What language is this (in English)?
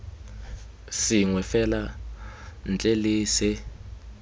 Tswana